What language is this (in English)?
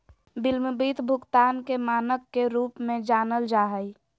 Magahi